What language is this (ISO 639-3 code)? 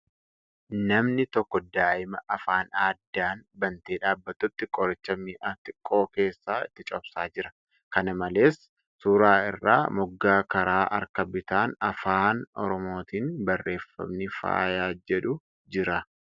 orm